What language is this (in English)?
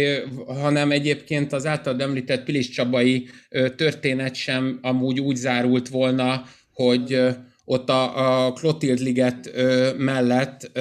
Hungarian